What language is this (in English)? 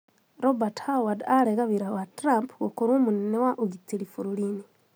Kikuyu